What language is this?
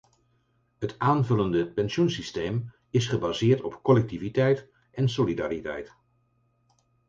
Dutch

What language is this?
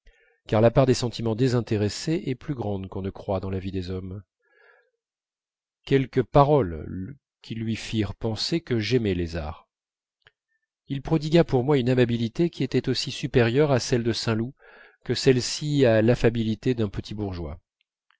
French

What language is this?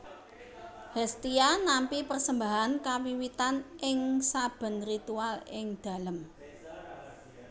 Javanese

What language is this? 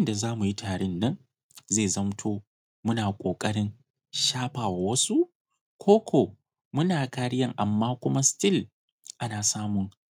Hausa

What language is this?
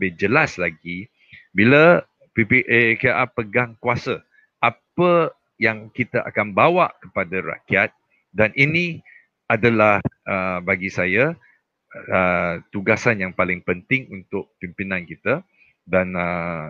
Malay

